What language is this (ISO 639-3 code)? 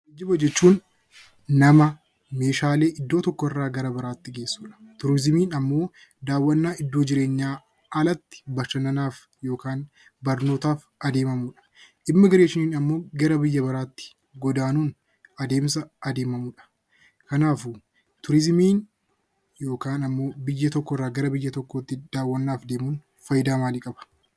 orm